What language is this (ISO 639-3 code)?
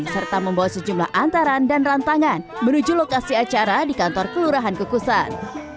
ind